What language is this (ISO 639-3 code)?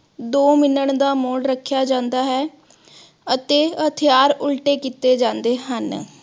pan